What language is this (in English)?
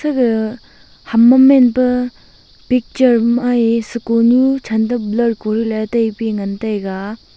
Wancho Naga